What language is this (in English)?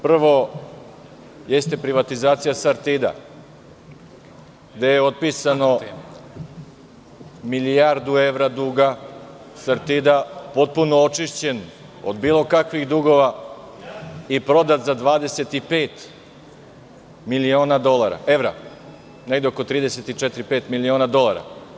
Serbian